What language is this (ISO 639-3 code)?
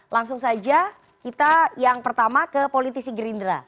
ind